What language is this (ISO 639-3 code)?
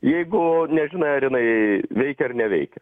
lit